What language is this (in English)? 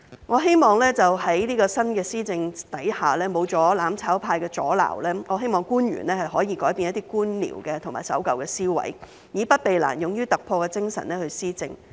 Cantonese